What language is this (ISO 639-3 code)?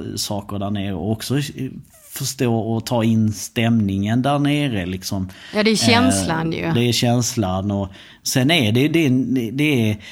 swe